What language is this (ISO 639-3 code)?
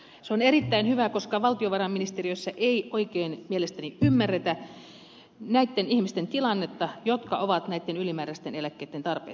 fin